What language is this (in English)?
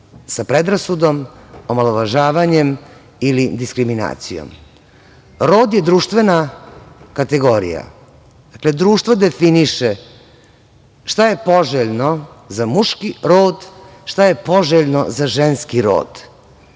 Serbian